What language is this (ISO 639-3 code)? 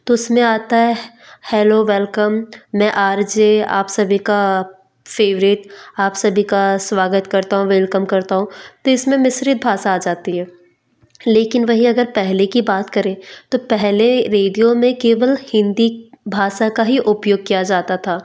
hin